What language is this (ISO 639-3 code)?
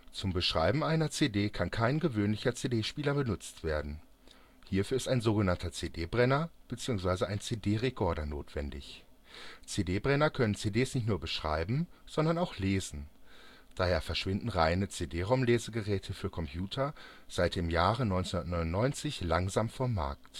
deu